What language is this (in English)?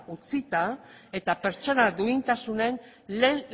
Basque